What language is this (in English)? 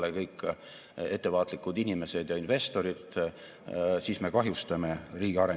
Estonian